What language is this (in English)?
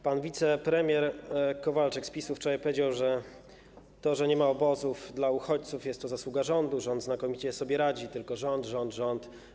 Polish